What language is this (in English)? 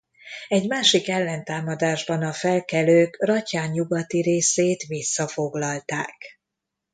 Hungarian